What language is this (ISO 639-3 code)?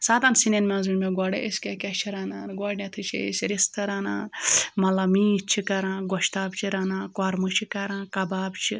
kas